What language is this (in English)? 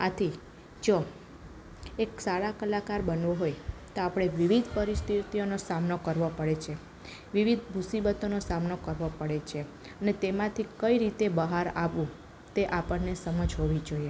Gujarati